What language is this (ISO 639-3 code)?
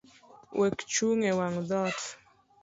luo